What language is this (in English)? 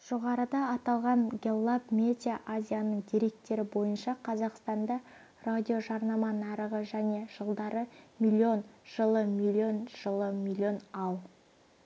Kazakh